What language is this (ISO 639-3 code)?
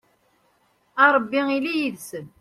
kab